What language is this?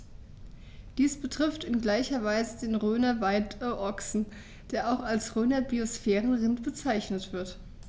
German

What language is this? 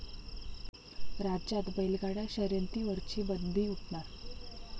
Marathi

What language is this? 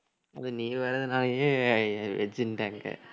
Tamil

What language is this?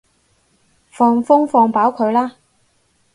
Cantonese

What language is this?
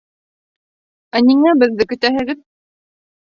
Bashkir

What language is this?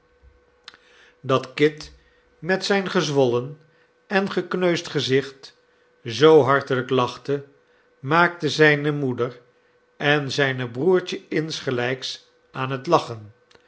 Dutch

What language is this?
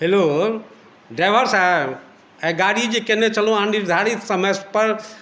Maithili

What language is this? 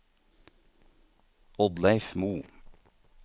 Norwegian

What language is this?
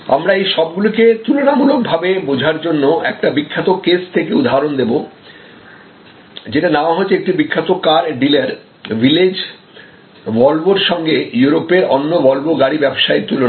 Bangla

